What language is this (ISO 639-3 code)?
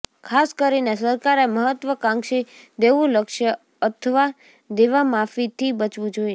guj